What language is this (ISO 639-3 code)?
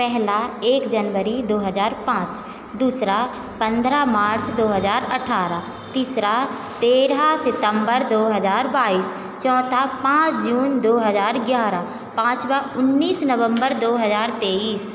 hin